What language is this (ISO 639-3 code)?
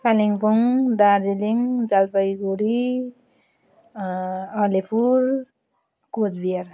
nep